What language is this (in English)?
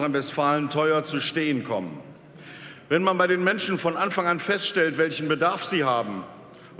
German